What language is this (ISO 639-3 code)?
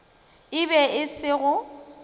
nso